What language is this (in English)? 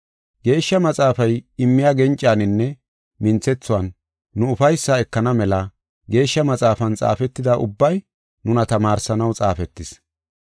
Gofa